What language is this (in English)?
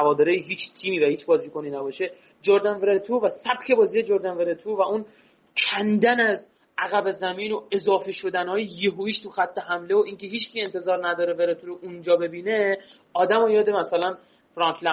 Persian